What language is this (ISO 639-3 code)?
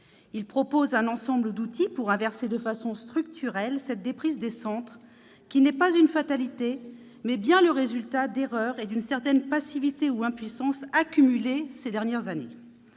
fra